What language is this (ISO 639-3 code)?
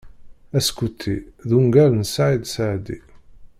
kab